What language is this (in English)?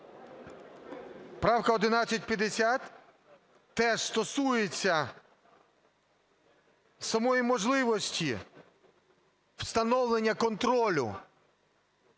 Ukrainian